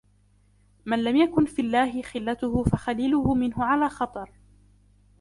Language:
Arabic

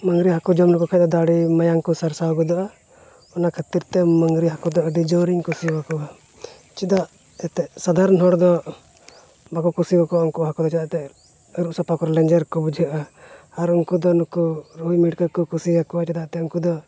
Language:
Santali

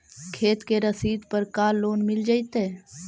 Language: Magahi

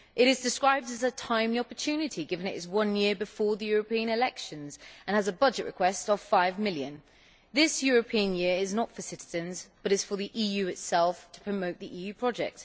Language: English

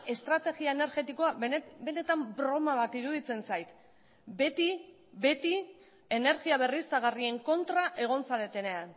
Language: Basque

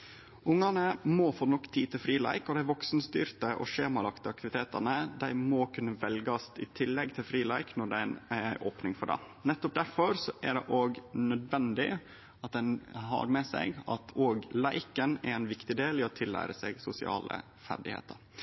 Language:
Norwegian Nynorsk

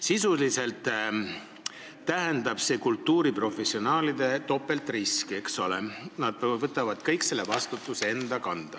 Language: Estonian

